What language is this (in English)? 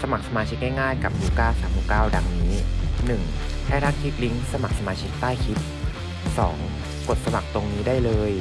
Thai